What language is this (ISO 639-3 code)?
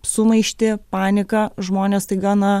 lit